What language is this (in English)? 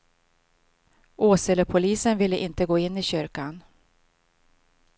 Swedish